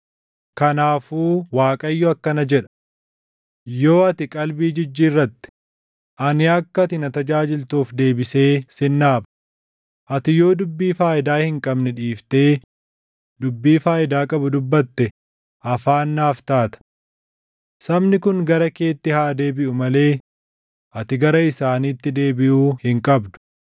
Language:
Oromo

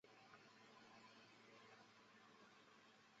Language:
Chinese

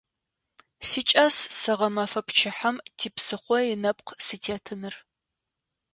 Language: Adyghe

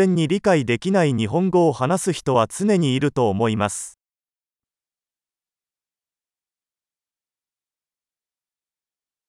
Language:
Portuguese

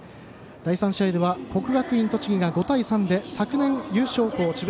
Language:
Japanese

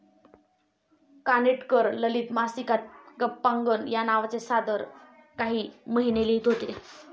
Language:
Marathi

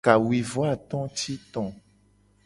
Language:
Gen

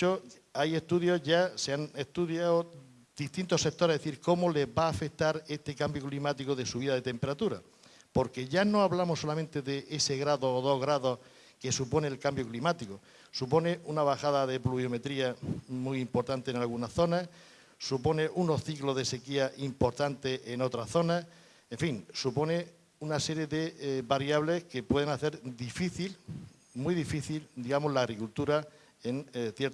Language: Spanish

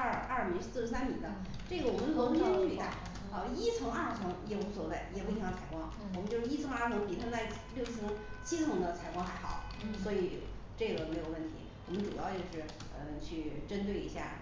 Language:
Chinese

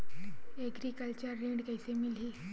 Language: Chhattisgarhi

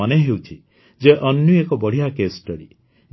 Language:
Odia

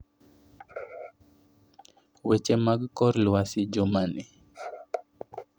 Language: Luo (Kenya and Tanzania)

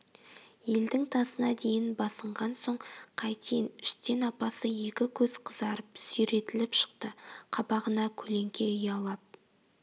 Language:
Kazakh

